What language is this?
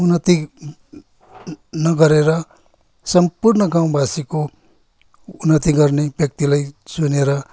Nepali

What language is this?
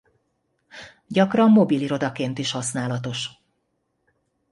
Hungarian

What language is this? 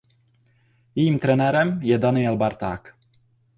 Czech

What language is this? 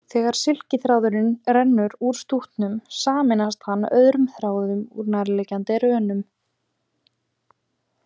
Icelandic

